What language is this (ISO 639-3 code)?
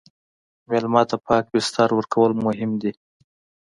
pus